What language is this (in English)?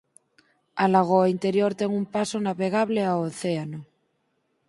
Galician